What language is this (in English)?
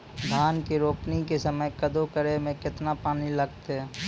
Maithili